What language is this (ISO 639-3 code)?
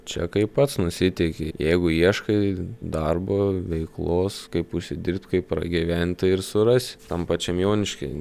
lit